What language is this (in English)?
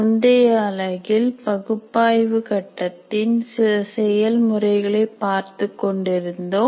Tamil